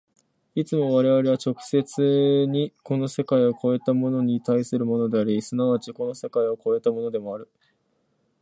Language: Japanese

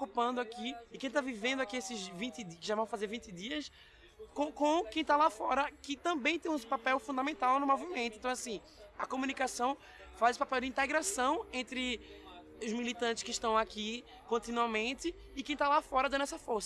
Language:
Portuguese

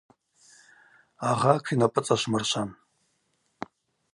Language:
Abaza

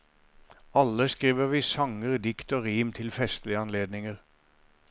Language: Norwegian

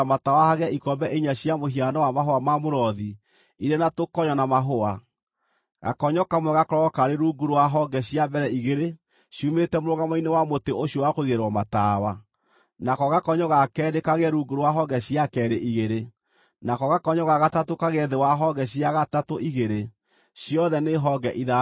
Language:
Kikuyu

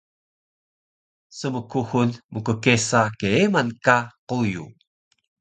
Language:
Taroko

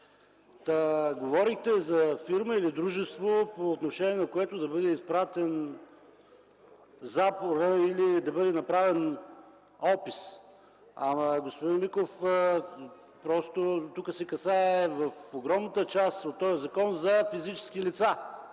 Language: Bulgarian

